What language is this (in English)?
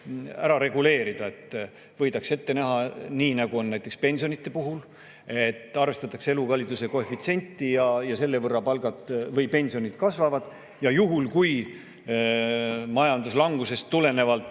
Estonian